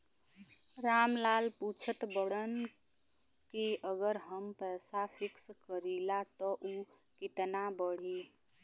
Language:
Bhojpuri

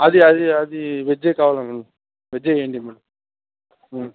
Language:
Telugu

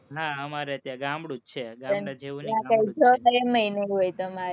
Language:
Gujarati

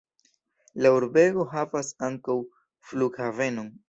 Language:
Esperanto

